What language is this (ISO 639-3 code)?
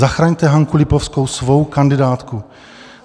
ces